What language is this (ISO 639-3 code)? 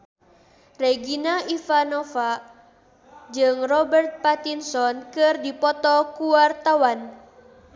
sun